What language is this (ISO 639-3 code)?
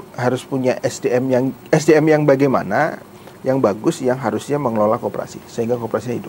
ind